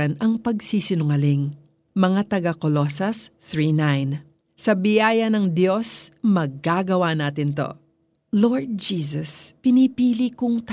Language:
Filipino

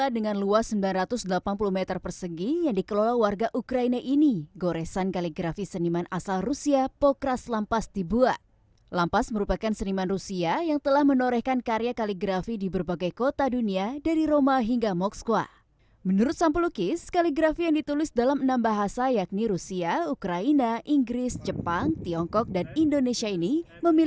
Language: Indonesian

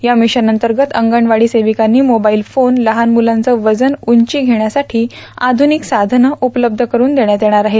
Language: Marathi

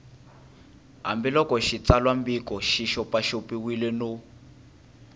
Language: Tsonga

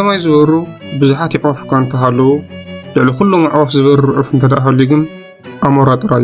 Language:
Arabic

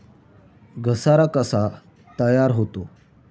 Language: Marathi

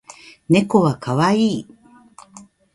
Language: Japanese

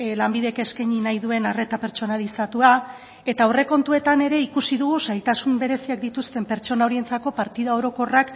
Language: Basque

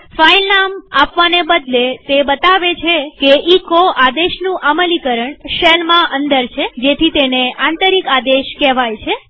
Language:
Gujarati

